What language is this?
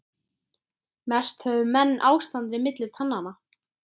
Icelandic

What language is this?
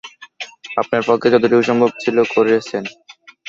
Bangla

